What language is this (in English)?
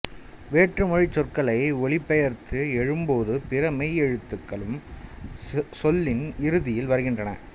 Tamil